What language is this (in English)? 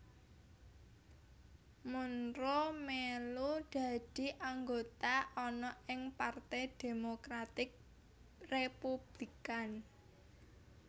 Javanese